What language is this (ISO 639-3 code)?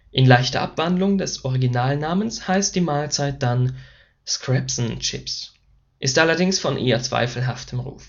deu